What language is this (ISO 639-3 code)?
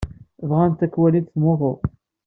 kab